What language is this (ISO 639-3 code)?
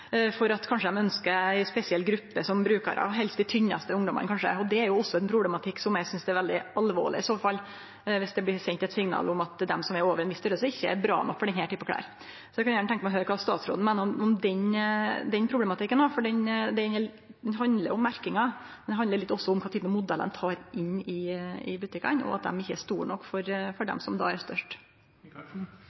nno